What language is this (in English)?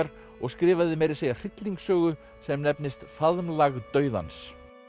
Icelandic